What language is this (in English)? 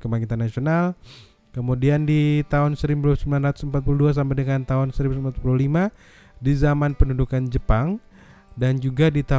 Indonesian